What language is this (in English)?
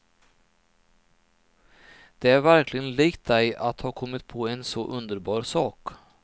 Swedish